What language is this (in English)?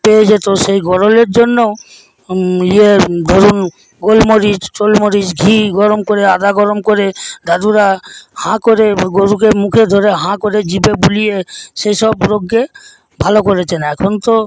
Bangla